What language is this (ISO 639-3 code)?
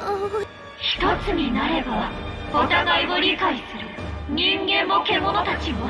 jpn